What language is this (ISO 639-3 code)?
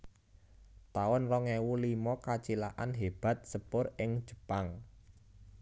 jav